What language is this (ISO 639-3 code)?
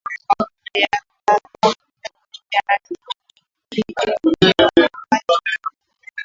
swa